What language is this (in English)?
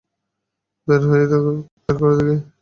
Bangla